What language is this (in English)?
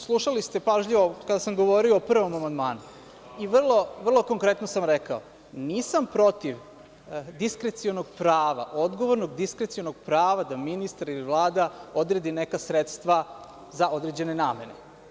Serbian